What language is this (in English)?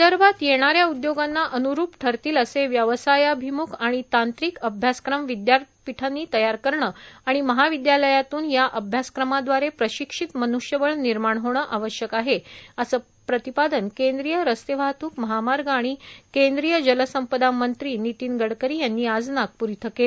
Marathi